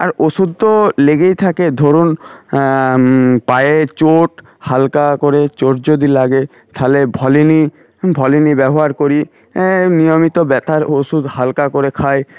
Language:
Bangla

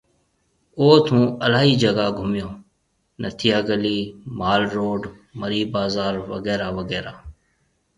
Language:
Marwari (Pakistan)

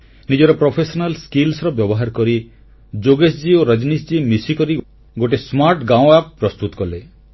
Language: Odia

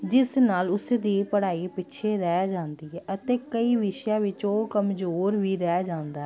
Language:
Punjabi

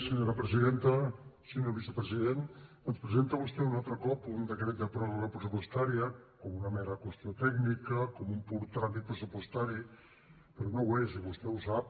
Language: Catalan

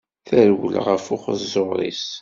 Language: Kabyle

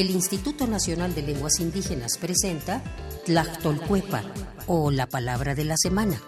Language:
Spanish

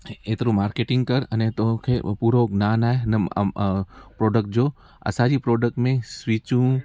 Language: Sindhi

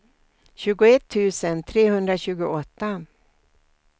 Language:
Swedish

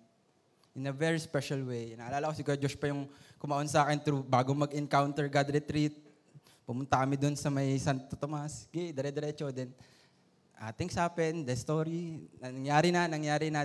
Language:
Filipino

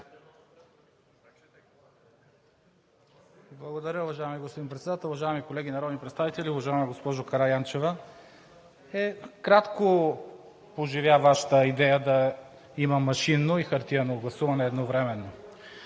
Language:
Bulgarian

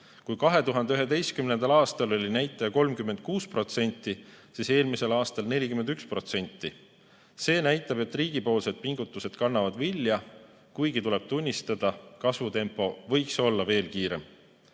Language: Estonian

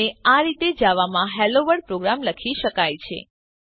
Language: Gujarati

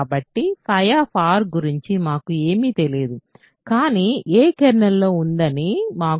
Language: Telugu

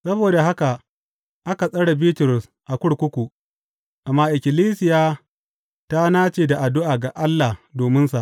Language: Hausa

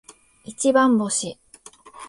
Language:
Japanese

